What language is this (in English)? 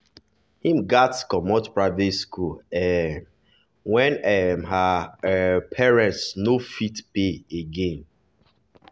Nigerian Pidgin